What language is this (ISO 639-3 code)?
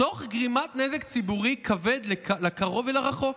heb